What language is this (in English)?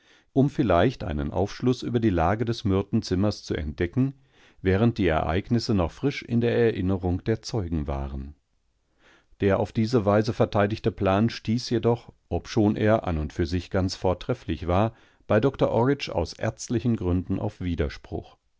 German